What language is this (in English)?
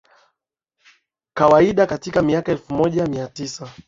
Swahili